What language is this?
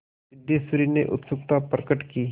Hindi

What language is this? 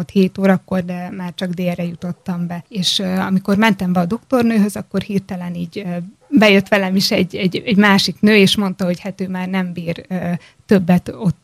Hungarian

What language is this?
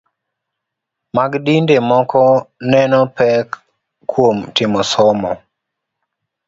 Luo (Kenya and Tanzania)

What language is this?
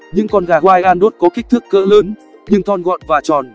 Vietnamese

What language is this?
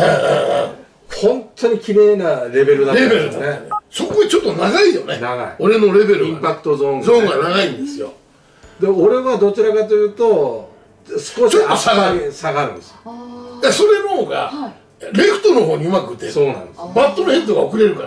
Japanese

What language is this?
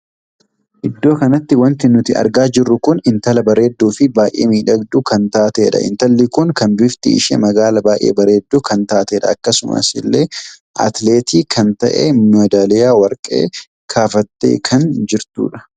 Oromo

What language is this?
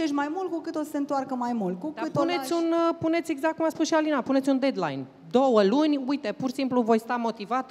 Romanian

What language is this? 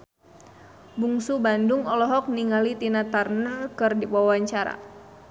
Sundanese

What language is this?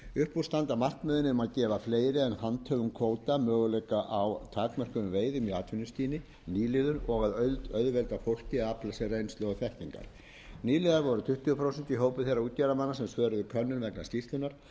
Icelandic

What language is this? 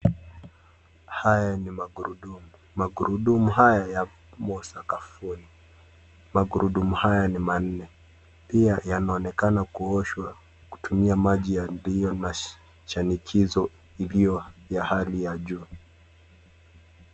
Swahili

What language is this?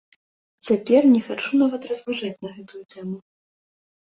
Belarusian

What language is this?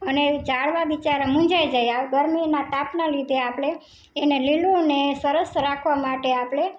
Gujarati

